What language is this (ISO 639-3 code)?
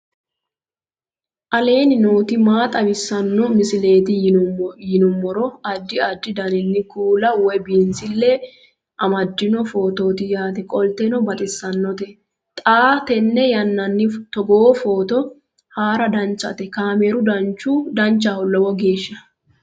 sid